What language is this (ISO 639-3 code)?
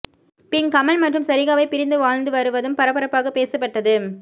tam